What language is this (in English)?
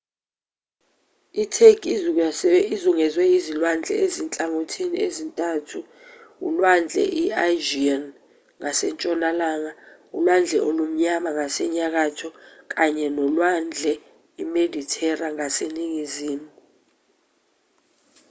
Zulu